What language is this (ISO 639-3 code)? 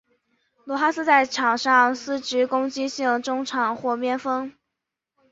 zho